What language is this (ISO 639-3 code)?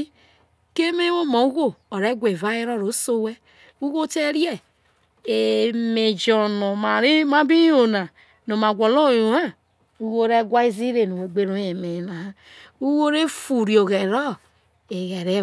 iso